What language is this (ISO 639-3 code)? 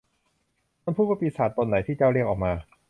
tha